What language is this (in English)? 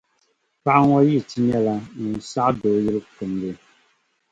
Dagbani